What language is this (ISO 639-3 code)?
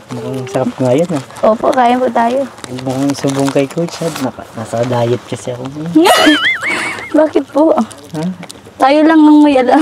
fil